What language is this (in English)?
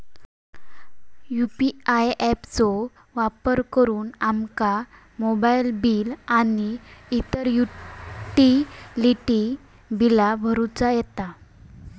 Marathi